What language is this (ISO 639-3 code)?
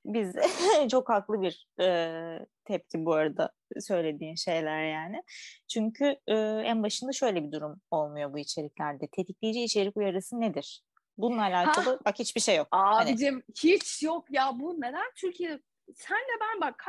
tur